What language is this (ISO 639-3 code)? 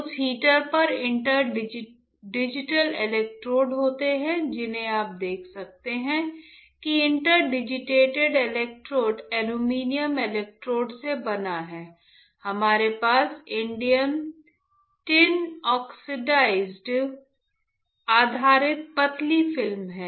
hin